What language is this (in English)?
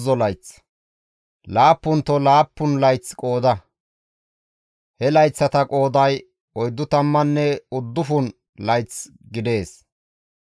Gamo